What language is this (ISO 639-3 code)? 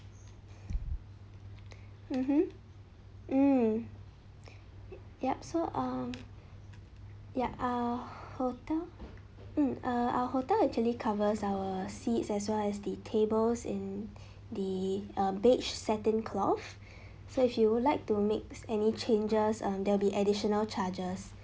eng